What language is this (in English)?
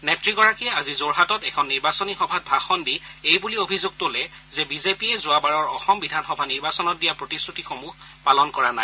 Assamese